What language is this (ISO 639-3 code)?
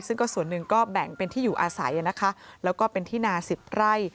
tha